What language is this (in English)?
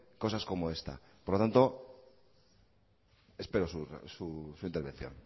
Spanish